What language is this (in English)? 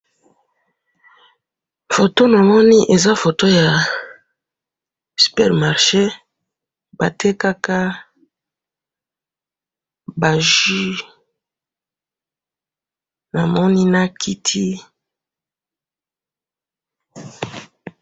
Lingala